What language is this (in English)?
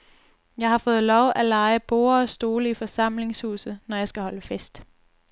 Danish